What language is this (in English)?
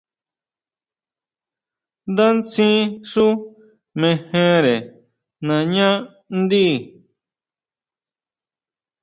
Huautla Mazatec